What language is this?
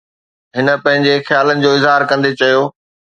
Sindhi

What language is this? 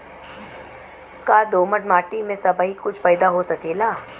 Bhojpuri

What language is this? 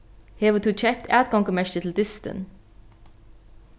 Faroese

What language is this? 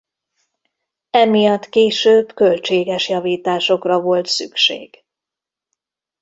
Hungarian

